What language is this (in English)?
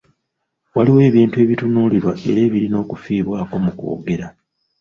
Ganda